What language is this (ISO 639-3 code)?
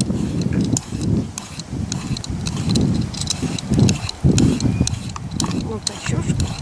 rus